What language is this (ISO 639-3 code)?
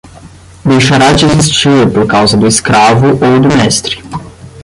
por